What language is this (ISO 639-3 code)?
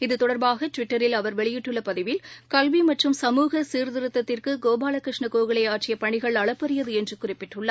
tam